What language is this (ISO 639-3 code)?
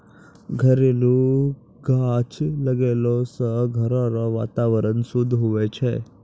mai